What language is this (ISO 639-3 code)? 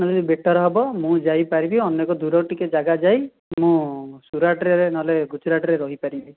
ori